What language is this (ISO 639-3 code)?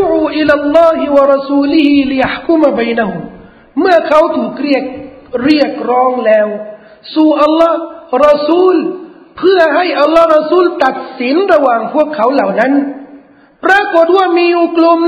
tha